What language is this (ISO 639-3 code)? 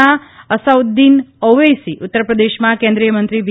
guj